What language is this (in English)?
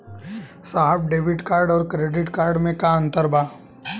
Bhojpuri